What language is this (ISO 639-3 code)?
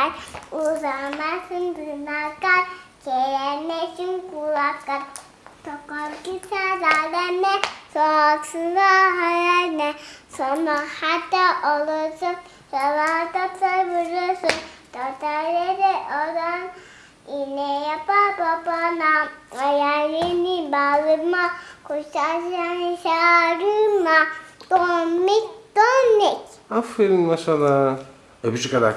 tur